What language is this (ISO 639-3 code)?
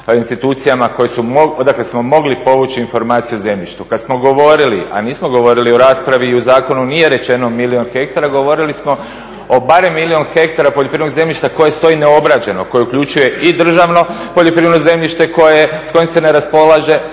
hrv